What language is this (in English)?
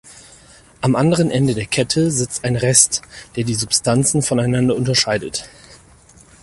German